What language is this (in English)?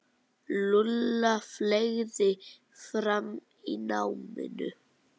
Icelandic